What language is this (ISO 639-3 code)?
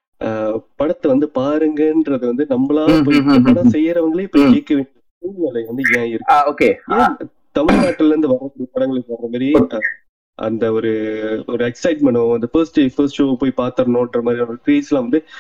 tam